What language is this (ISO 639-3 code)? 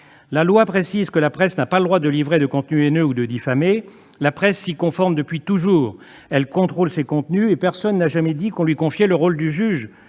fra